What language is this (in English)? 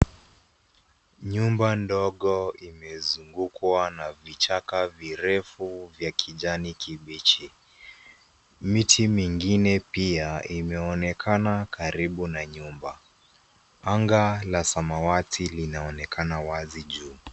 Swahili